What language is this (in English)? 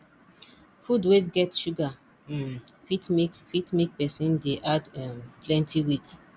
Nigerian Pidgin